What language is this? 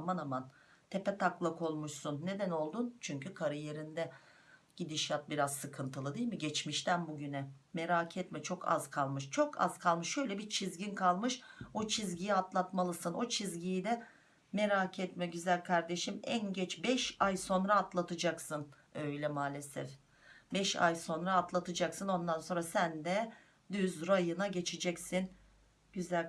Turkish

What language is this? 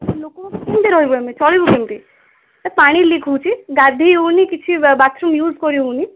Odia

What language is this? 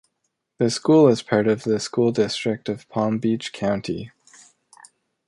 English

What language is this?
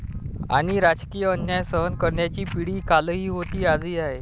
Marathi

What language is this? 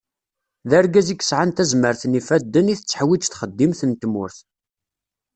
Kabyle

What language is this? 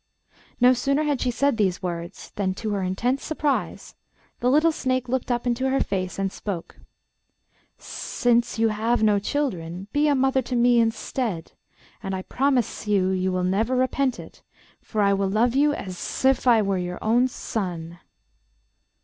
English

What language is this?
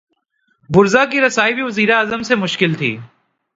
Urdu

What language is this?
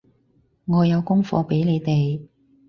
Cantonese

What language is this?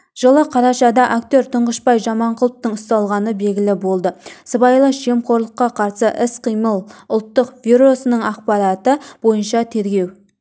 Kazakh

